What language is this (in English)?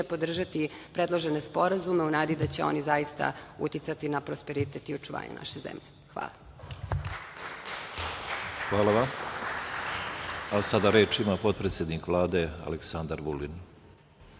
Serbian